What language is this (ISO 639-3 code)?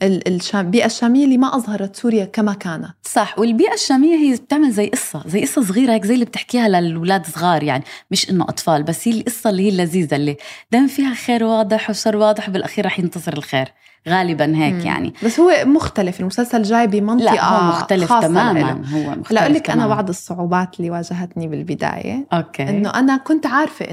ara